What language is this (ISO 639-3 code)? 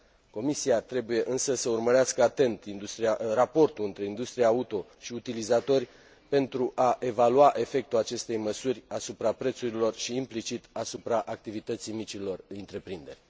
ron